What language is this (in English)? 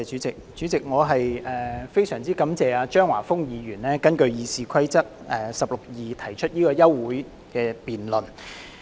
Cantonese